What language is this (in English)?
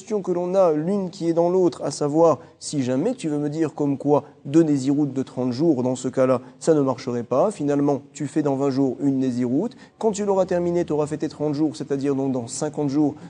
French